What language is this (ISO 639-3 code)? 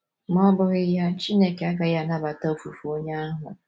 ibo